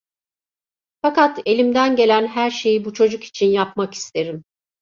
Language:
Turkish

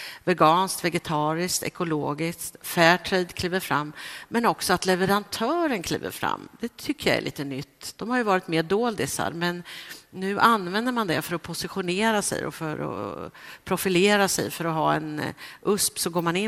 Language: Swedish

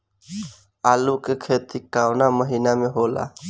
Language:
Bhojpuri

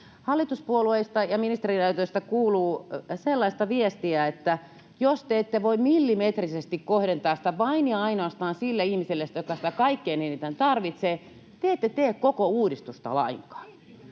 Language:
Finnish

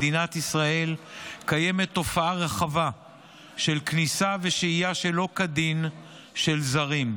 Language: Hebrew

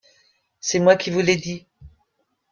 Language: French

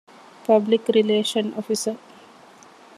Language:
Divehi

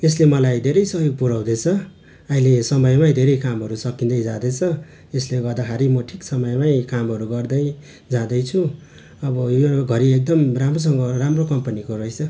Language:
Nepali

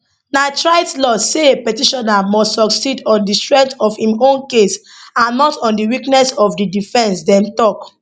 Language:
Nigerian Pidgin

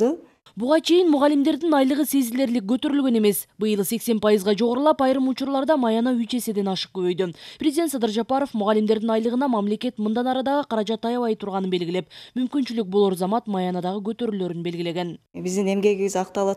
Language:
Turkish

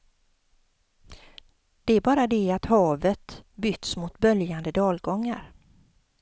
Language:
Swedish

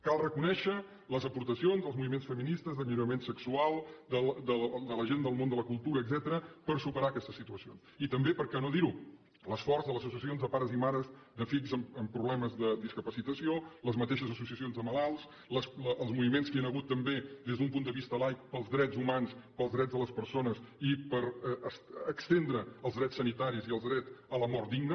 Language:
Catalan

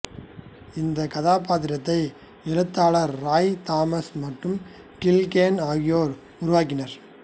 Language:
Tamil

